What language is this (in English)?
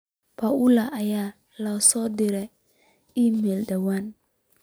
Somali